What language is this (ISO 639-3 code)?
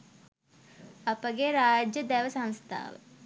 sin